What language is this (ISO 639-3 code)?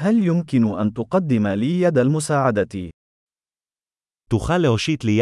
ara